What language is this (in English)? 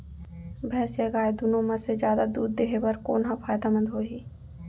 Chhattisgarhi